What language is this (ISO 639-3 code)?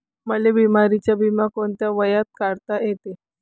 mar